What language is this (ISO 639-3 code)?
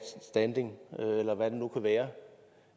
dan